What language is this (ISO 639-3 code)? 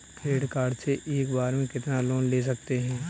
hin